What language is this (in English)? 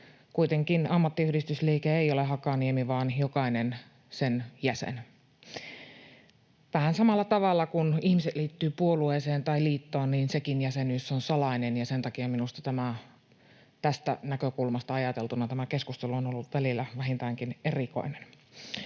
Finnish